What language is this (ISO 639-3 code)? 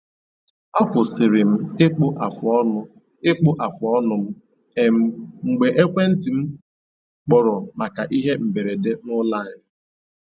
ibo